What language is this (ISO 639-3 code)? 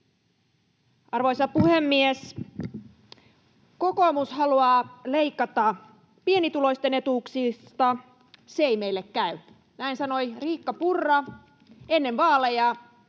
fin